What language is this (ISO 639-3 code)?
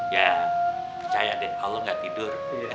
ind